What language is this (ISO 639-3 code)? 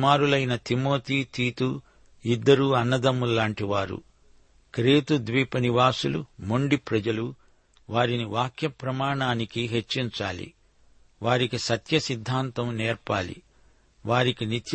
tel